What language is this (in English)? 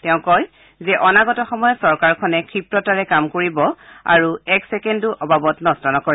Assamese